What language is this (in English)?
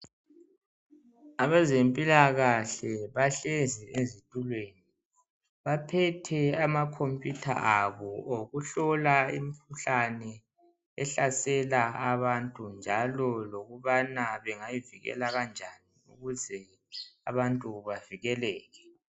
North Ndebele